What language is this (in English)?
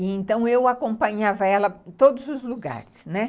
Portuguese